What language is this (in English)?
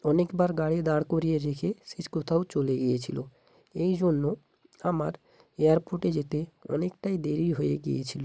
Bangla